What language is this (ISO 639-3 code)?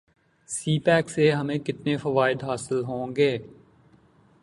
urd